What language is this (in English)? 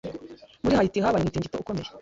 Kinyarwanda